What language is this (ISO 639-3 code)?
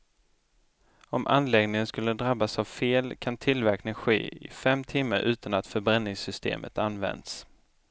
swe